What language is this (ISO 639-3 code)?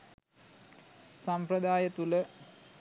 sin